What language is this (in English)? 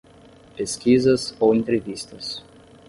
Portuguese